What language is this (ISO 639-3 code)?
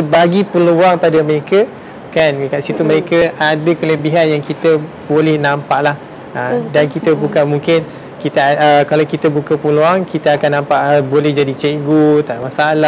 msa